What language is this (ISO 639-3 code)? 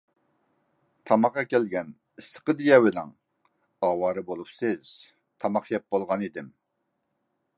uig